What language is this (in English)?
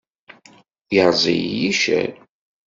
Kabyle